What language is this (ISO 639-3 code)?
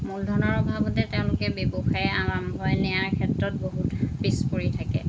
asm